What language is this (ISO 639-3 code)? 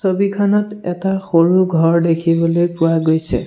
asm